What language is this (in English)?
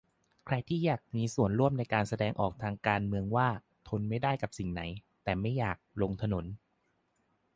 Thai